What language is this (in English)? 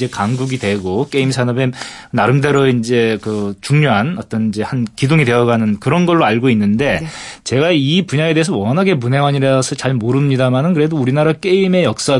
Korean